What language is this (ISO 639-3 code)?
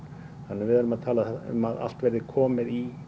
isl